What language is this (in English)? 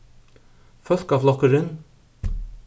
Faroese